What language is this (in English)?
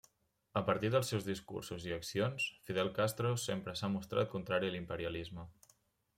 Catalan